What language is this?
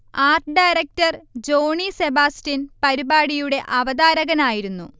Malayalam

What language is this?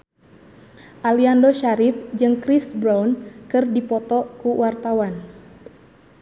Sundanese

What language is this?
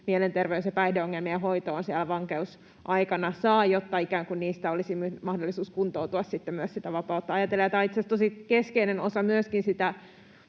Finnish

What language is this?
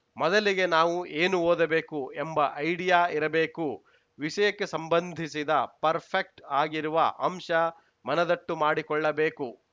Kannada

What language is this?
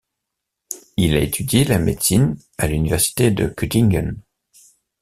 French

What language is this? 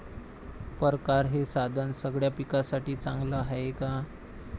Marathi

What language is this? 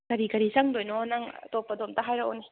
Manipuri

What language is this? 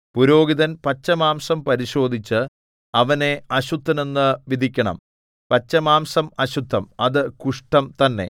Malayalam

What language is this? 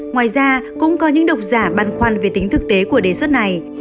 Vietnamese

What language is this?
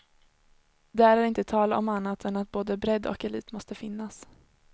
Swedish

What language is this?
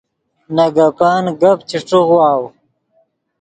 Yidgha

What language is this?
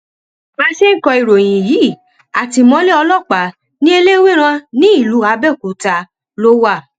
Yoruba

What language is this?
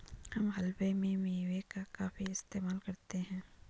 Hindi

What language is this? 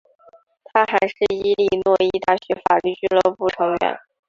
Chinese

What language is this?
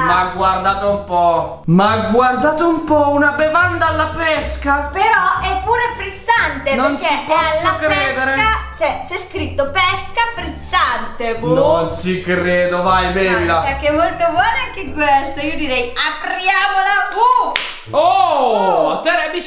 Italian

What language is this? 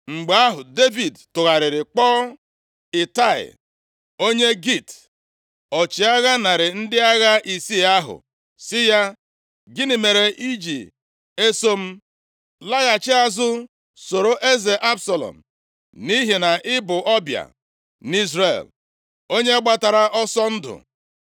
Igbo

